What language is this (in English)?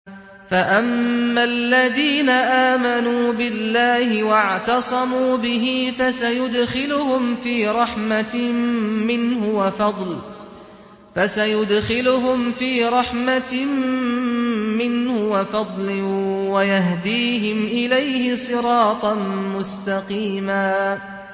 Arabic